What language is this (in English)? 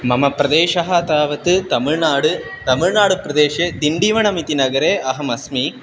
Sanskrit